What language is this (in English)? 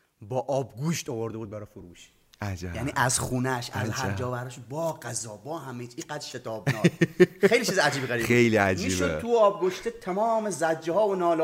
Persian